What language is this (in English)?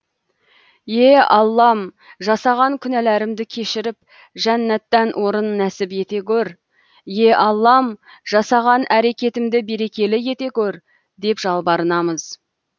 Kazakh